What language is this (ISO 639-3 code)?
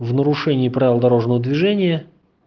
rus